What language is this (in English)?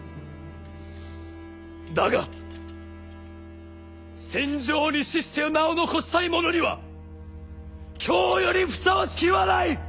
Japanese